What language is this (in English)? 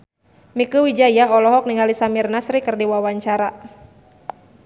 Sundanese